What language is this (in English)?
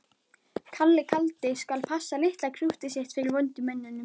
Icelandic